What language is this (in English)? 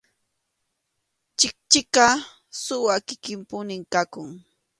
Arequipa-La Unión Quechua